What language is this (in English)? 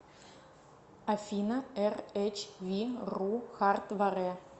Russian